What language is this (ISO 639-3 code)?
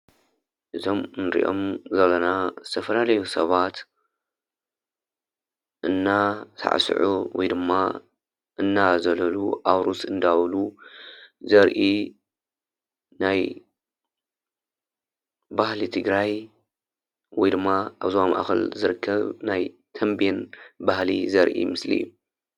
tir